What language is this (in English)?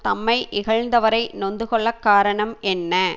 Tamil